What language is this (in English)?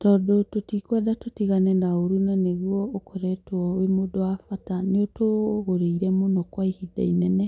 Kikuyu